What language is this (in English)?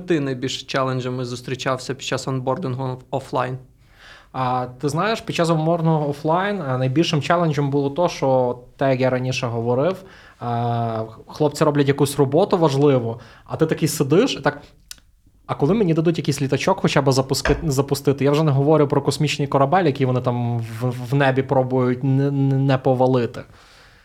Ukrainian